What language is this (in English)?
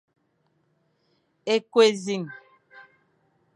Fang